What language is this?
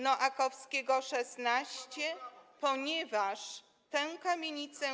Polish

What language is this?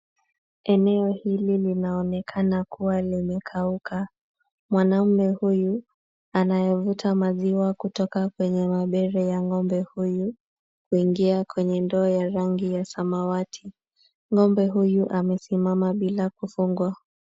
Swahili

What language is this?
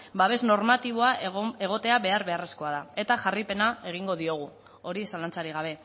Basque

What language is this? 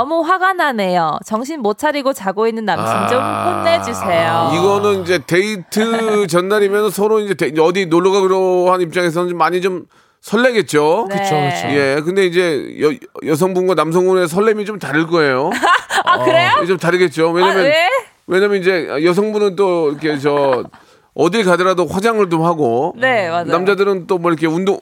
Korean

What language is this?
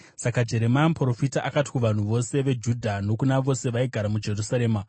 Shona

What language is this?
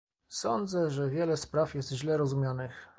Polish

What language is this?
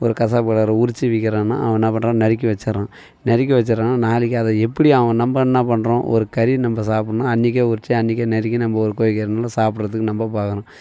Tamil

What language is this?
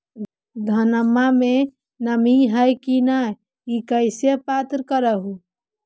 Magahi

